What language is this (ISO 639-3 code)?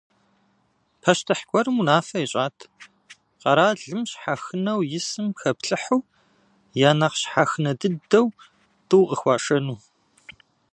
kbd